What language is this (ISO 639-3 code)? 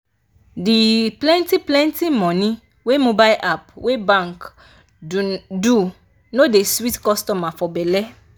pcm